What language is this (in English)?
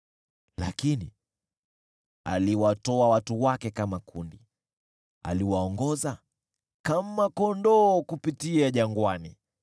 Swahili